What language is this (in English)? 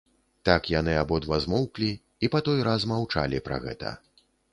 Belarusian